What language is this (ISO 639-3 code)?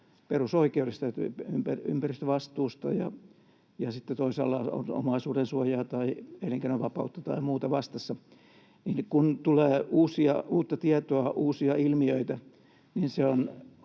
fin